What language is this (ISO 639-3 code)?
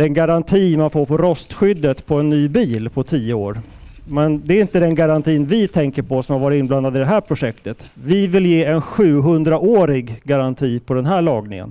swe